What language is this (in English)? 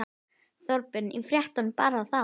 Icelandic